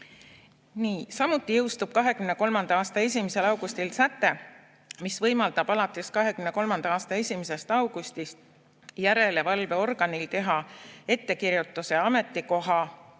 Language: Estonian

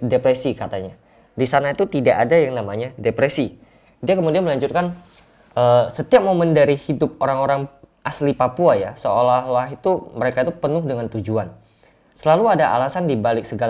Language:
Indonesian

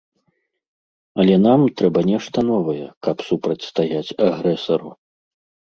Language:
Belarusian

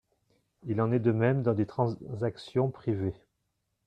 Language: French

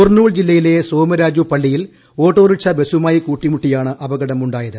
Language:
Malayalam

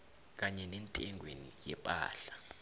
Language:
South Ndebele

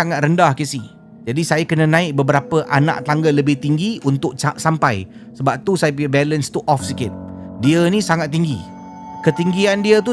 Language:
Malay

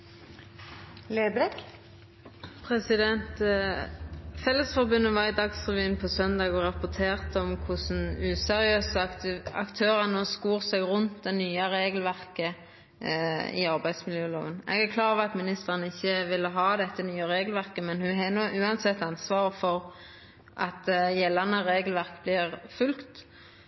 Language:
Norwegian Nynorsk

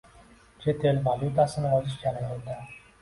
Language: Uzbek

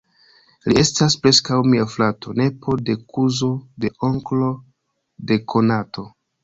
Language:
Esperanto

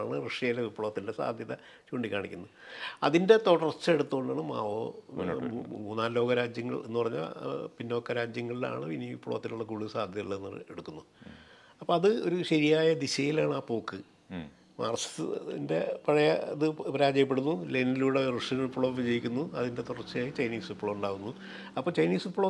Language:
Malayalam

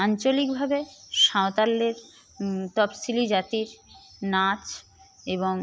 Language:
Bangla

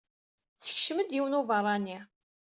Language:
Kabyle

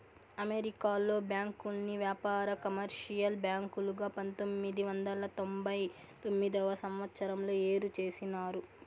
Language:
Telugu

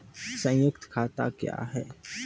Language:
Maithili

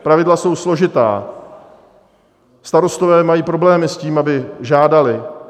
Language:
Czech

